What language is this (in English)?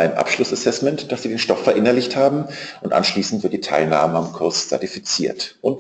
German